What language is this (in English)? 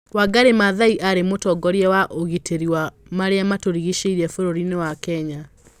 Kikuyu